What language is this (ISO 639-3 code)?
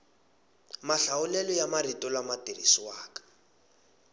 tso